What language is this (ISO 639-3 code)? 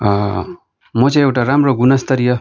nep